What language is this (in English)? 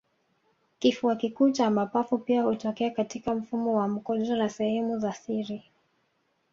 Swahili